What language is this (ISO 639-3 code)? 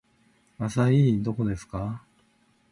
jpn